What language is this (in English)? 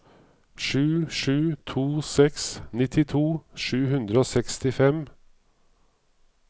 Norwegian